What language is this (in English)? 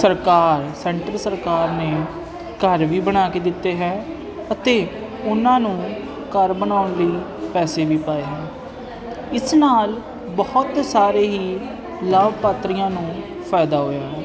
Punjabi